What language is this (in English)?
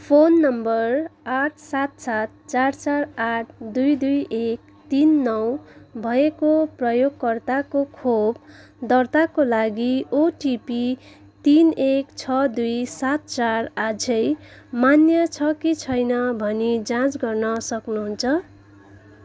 Nepali